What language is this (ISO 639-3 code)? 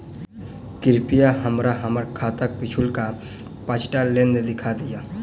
mai